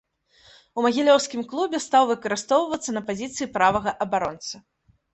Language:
Belarusian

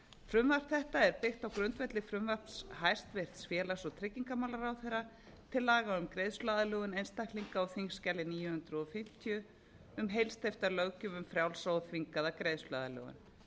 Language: Icelandic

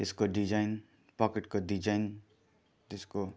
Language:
Nepali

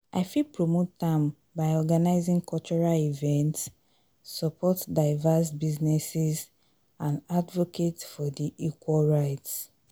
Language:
Nigerian Pidgin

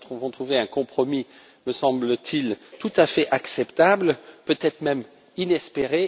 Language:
French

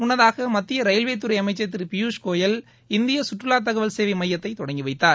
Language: Tamil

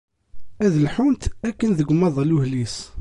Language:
Kabyle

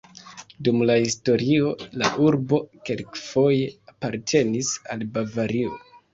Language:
Esperanto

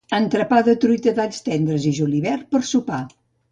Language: Catalan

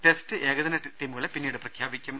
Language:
Malayalam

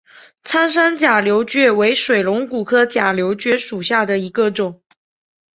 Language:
Chinese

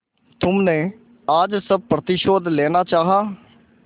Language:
Hindi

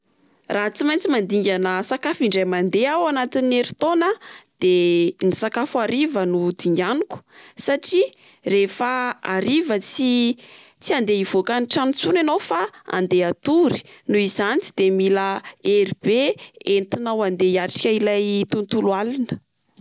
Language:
Malagasy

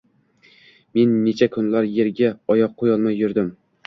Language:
Uzbek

